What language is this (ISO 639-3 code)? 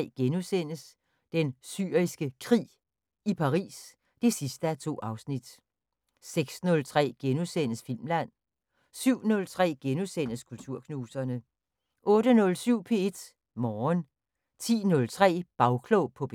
dan